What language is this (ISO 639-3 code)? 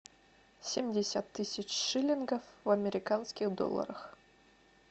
rus